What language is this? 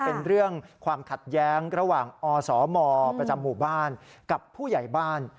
Thai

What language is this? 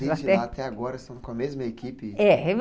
Portuguese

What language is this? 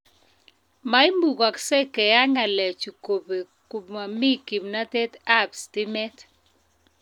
Kalenjin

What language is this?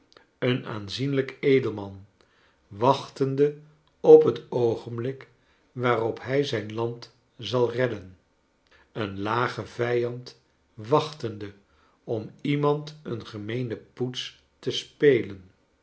Dutch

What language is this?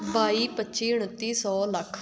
Punjabi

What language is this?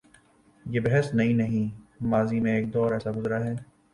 Urdu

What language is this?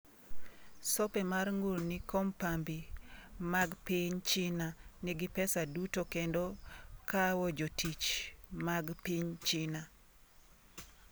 Luo (Kenya and Tanzania)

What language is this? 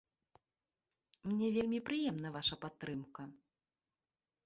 Belarusian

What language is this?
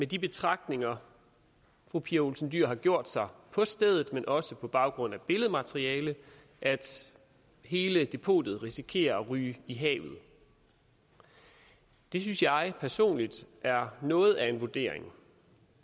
Danish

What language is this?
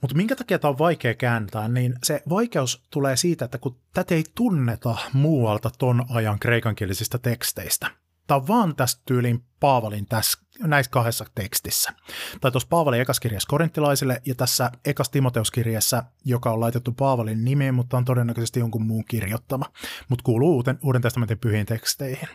Finnish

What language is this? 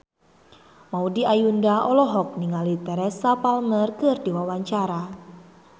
Sundanese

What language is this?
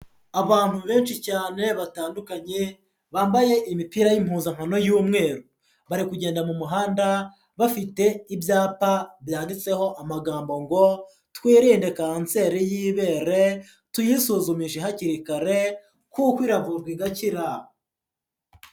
Kinyarwanda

